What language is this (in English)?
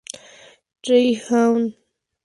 Spanish